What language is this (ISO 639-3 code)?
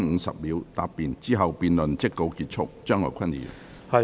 yue